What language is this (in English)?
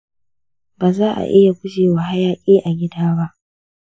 Hausa